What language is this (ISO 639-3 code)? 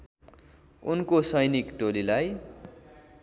nep